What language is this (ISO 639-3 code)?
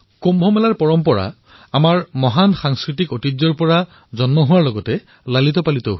asm